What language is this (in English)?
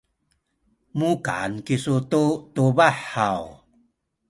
Sakizaya